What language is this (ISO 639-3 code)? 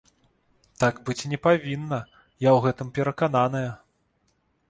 bel